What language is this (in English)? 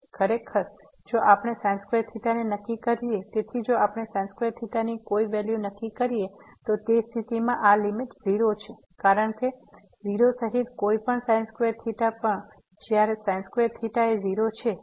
Gujarati